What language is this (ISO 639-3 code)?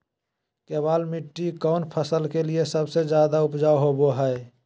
mag